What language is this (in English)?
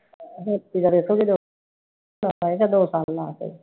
Punjabi